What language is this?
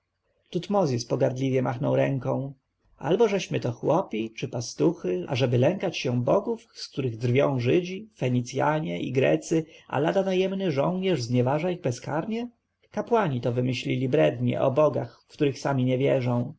Polish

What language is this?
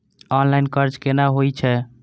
Maithili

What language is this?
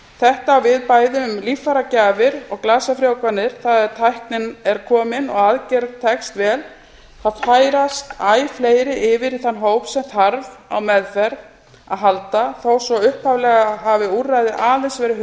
Icelandic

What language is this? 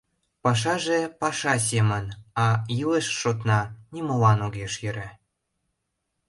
Mari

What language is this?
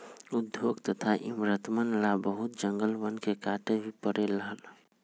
Magahi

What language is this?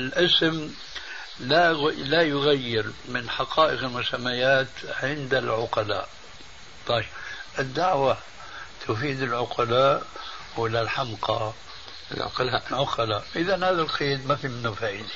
Arabic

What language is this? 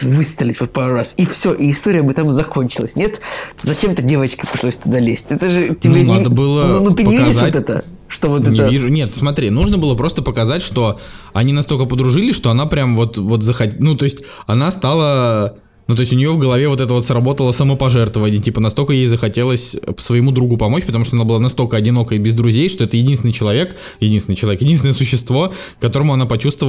Russian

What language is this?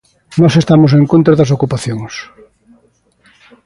Galician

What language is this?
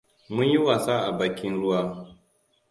Hausa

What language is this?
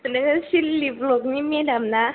Bodo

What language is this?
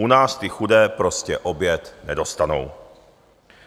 Czech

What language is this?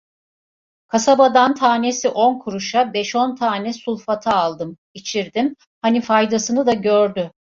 Turkish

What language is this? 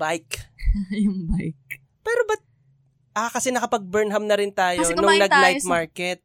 Filipino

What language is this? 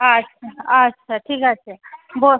Bangla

